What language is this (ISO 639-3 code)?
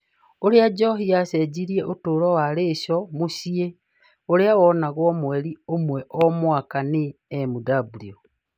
kik